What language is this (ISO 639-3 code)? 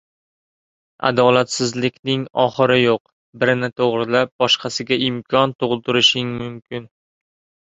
uzb